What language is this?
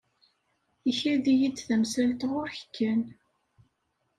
Kabyle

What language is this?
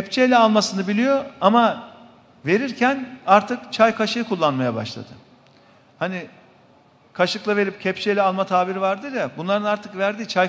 Turkish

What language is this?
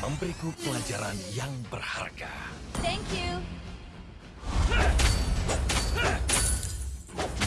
Indonesian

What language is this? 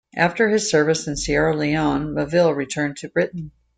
English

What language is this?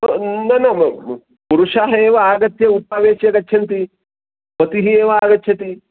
Sanskrit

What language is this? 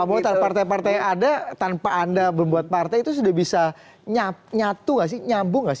Indonesian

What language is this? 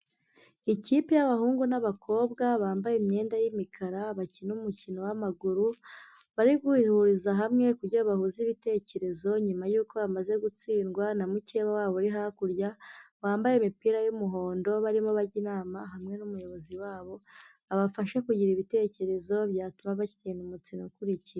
Kinyarwanda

